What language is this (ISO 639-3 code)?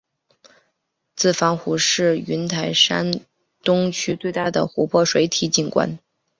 zho